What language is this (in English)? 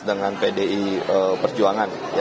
Indonesian